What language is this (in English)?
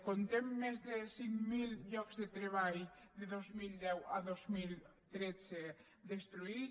Catalan